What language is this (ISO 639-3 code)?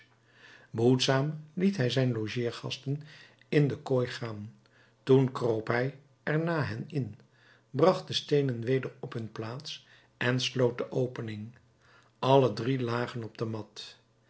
nld